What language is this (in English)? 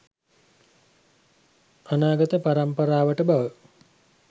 Sinhala